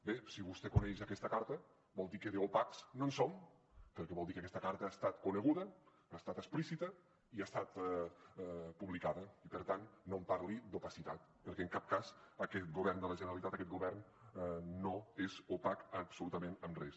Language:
Catalan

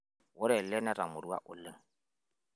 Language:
Masai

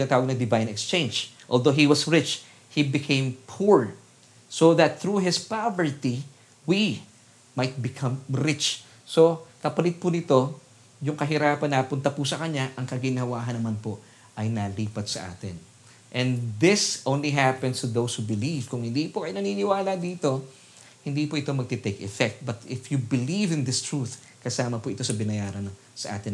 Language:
Filipino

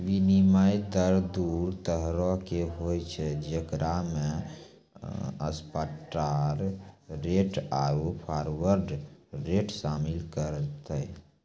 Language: Maithili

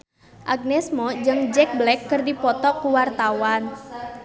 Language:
Sundanese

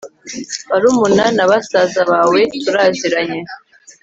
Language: Kinyarwanda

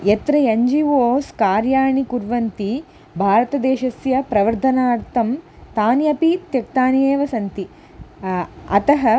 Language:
Sanskrit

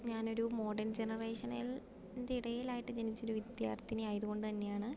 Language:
Malayalam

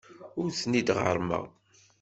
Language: Kabyle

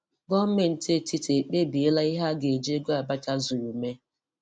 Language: Igbo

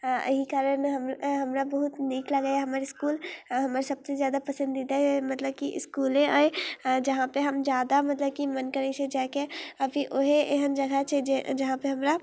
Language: Maithili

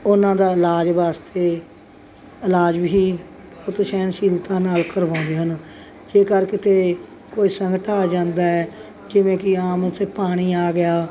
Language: Punjabi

